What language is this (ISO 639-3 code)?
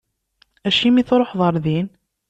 kab